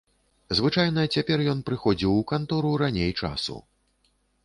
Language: Belarusian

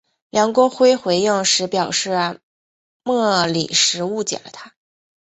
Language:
Chinese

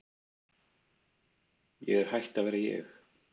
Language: Icelandic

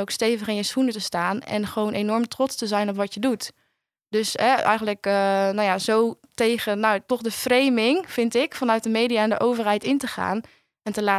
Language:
Dutch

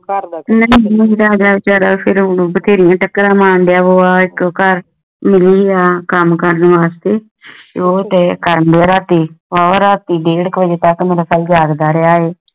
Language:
Punjabi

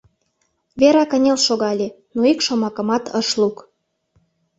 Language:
Mari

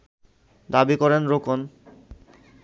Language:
Bangla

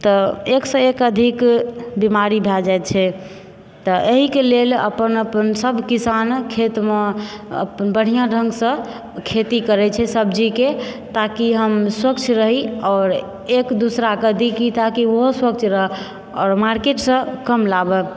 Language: Maithili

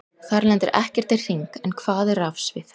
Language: Icelandic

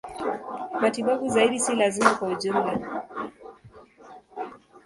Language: Swahili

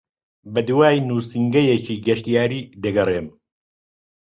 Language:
Central Kurdish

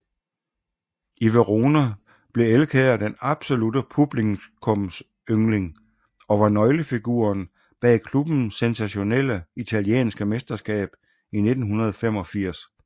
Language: Danish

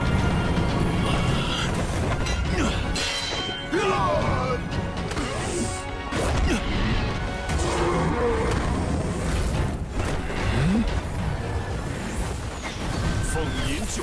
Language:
Indonesian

